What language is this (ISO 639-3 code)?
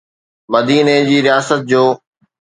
snd